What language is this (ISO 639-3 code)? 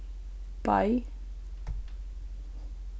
fao